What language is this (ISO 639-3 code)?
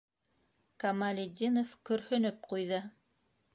bak